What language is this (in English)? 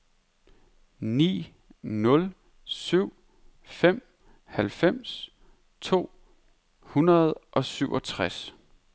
Danish